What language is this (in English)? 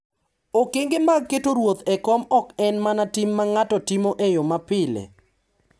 Luo (Kenya and Tanzania)